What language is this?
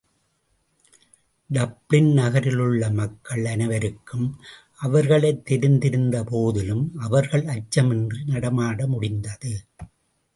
Tamil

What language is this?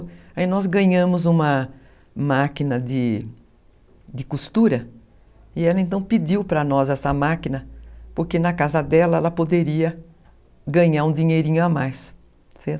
Portuguese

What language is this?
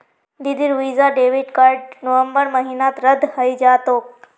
Magahi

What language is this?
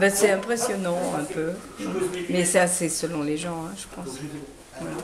French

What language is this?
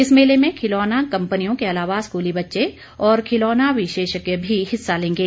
Hindi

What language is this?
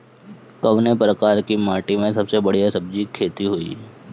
Bhojpuri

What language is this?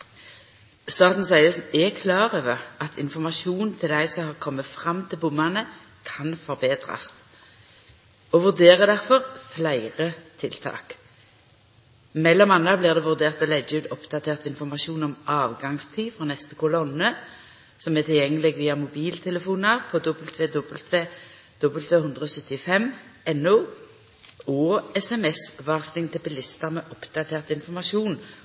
Norwegian Nynorsk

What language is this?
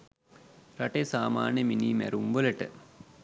Sinhala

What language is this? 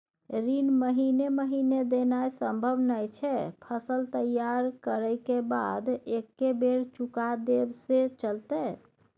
Maithili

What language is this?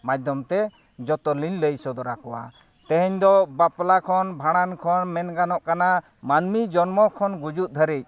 Santali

